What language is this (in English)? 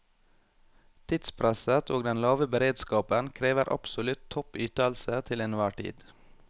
Norwegian